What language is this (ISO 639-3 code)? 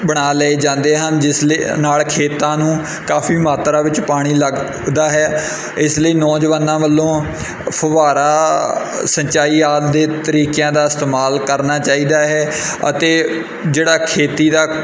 pan